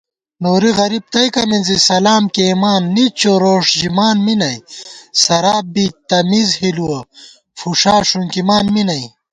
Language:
Gawar-Bati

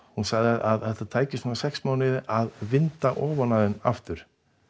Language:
Icelandic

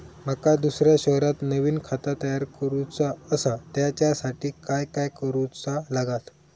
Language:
Marathi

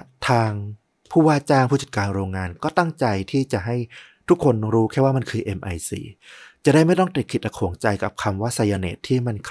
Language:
Thai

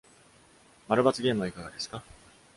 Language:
Japanese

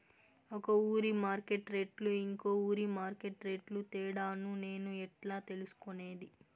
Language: Telugu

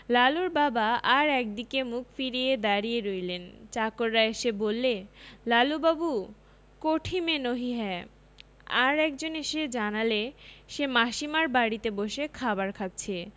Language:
Bangla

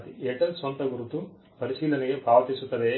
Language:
Kannada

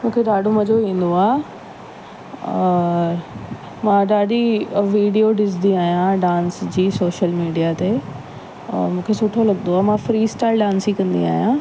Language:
Sindhi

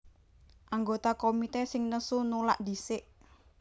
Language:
Javanese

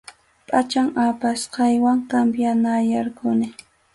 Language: Arequipa-La Unión Quechua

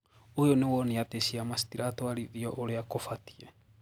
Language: Kikuyu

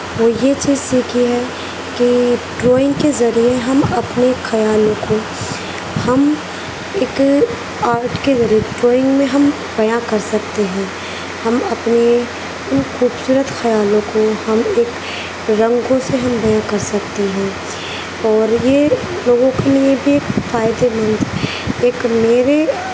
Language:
Urdu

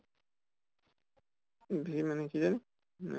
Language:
Assamese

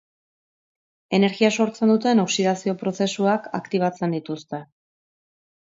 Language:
Basque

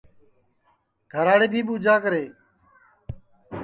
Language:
Sansi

